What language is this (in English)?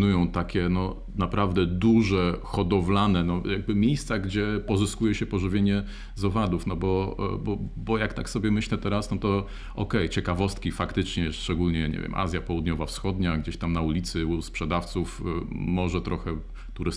Polish